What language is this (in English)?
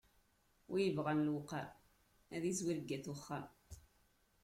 Kabyle